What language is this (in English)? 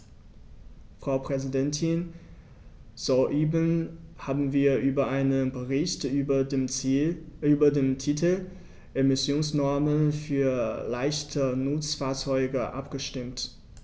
German